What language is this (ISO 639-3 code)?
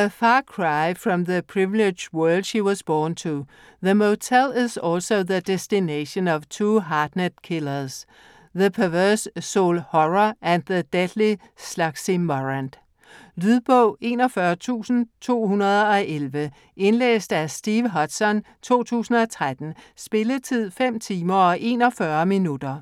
dan